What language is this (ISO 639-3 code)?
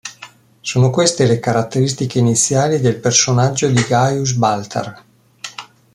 ita